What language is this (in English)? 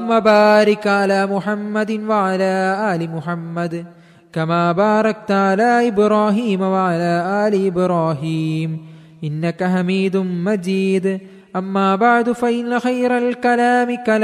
Malayalam